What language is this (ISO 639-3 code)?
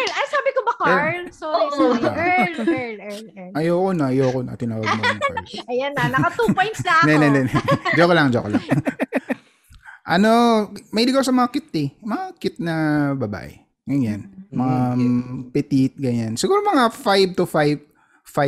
fil